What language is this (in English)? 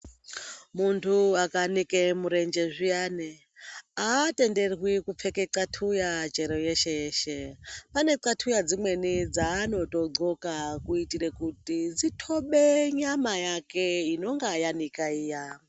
Ndau